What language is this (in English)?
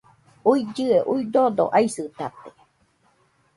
Nüpode Huitoto